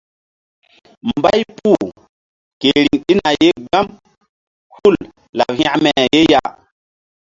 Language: Mbum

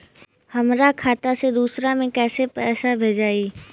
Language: Bhojpuri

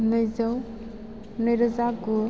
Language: Bodo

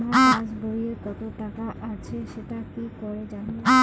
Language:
Bangla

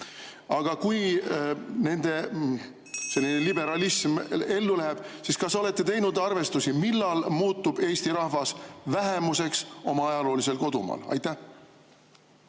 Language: Estonian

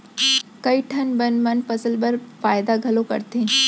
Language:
Chhattisgarhi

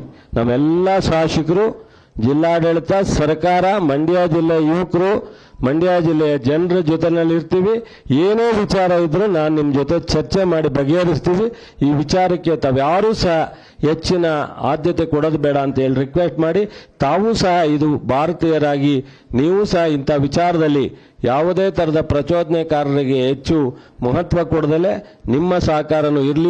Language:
Kannada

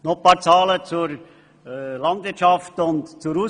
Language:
Swiss German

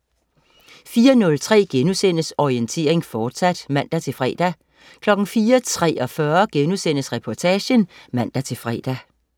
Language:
Danish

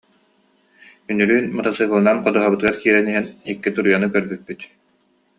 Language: Yakut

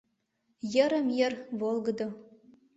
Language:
Mari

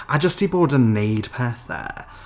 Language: Welsh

